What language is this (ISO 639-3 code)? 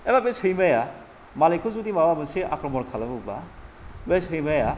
brx